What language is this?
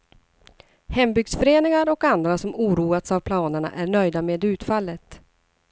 Swedish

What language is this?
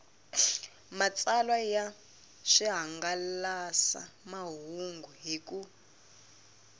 Tsonga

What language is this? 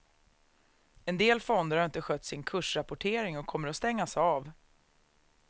Swedish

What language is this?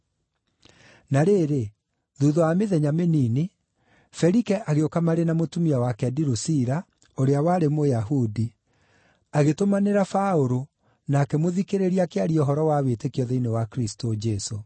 Kikuyu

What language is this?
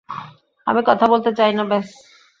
Bangla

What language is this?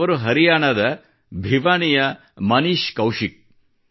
Kannada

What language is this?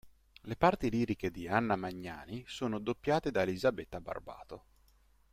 Italian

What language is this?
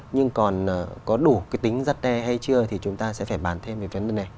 Vietnamese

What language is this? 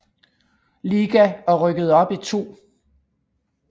Danish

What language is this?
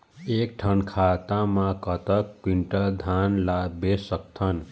Chhattisgarhi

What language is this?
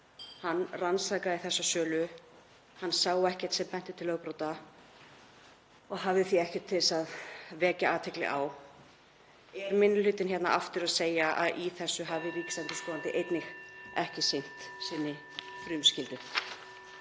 Icelandic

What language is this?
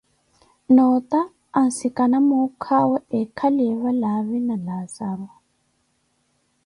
Koti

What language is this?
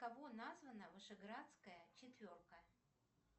Russian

